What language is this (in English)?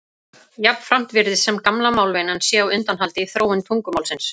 Icelandic